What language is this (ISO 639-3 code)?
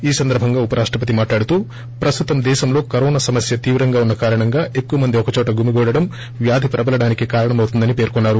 tel